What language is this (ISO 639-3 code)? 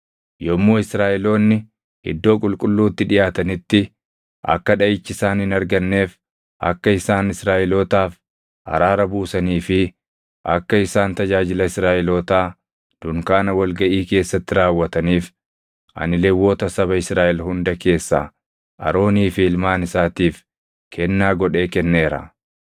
orm